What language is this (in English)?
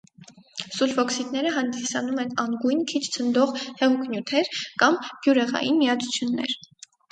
Armenian